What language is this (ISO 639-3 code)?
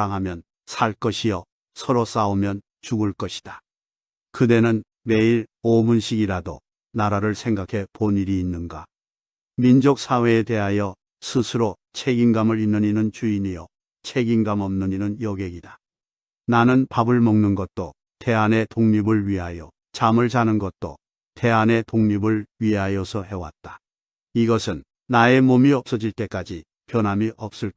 kor